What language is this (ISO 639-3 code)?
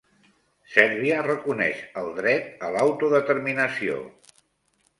cat